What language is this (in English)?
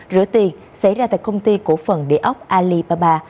Vietnamese